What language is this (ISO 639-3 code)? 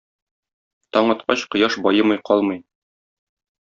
tat